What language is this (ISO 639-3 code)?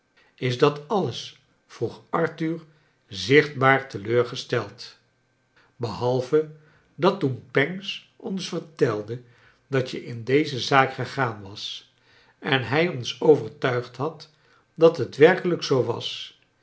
nld